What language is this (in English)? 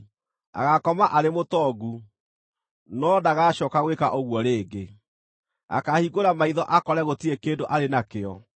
Kikuyu